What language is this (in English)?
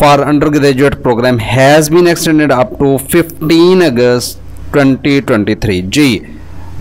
Hindi